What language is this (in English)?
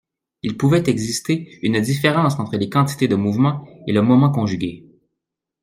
French